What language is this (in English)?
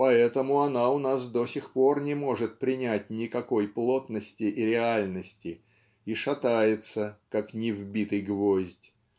Russian